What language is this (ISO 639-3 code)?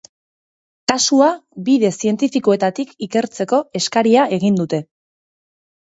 eus